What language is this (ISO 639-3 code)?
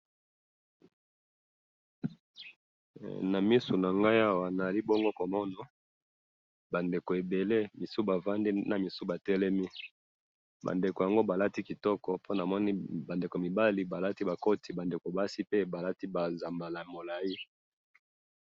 lin